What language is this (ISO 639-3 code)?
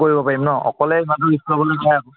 asm